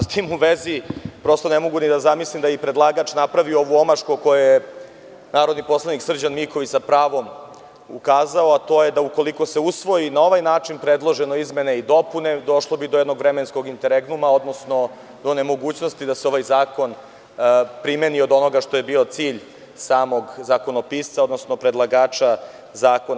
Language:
Serbian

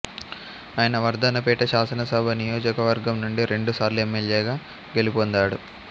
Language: Telugu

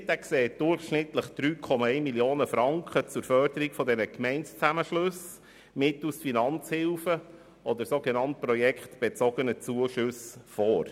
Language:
Swiss German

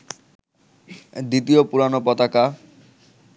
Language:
Bangla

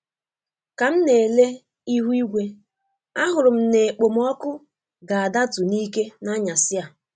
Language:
Igbo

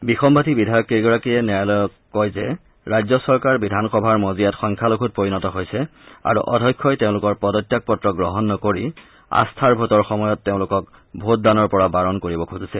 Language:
Assamese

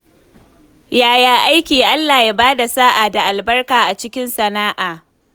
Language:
Hausa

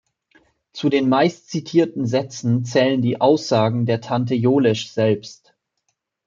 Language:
German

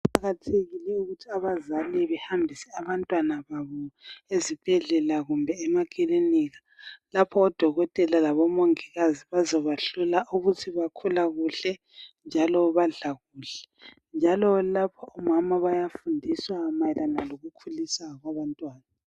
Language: North Ndebele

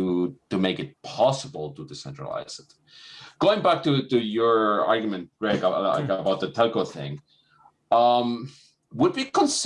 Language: English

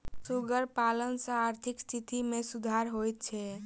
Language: Maithili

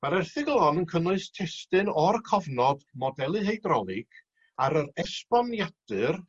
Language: Welsh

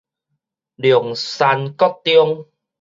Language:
Min Nan Chinese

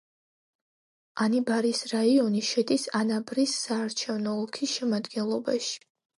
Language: Georgian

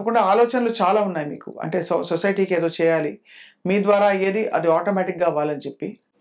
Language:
Telugu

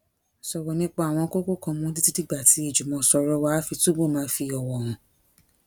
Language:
Yoruba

